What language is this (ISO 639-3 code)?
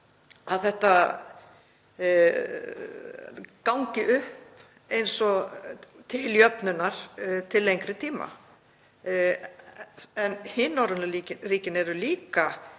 isl